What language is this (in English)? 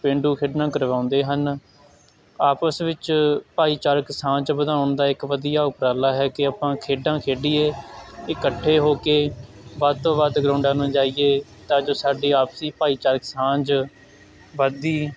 Punjabi